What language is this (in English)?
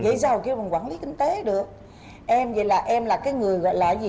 Vietnamese